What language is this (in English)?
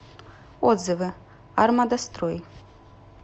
Russian